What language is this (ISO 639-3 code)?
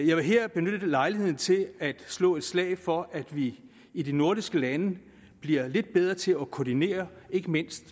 dan